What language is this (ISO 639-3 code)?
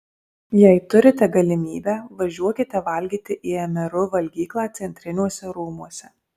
lit